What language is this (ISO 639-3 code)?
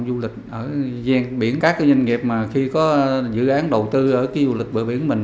vie